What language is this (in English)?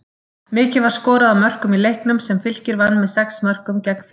Icelandic